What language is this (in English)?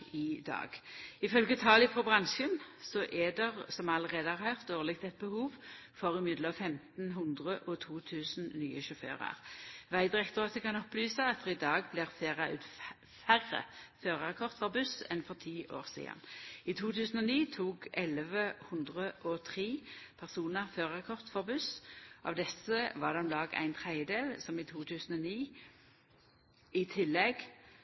Norwegian Nynorsk